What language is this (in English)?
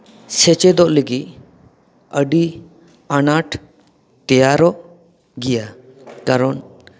Santali